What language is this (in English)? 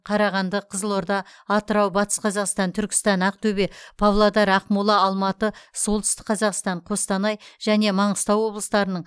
Kazakh